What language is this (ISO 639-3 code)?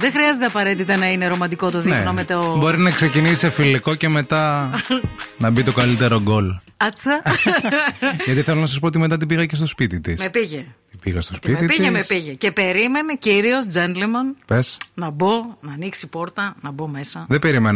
ell